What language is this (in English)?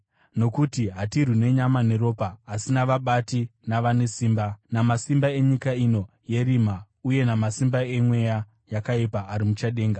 Shona